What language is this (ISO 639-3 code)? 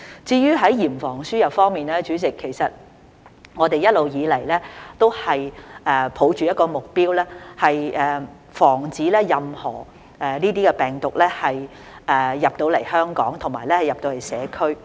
yue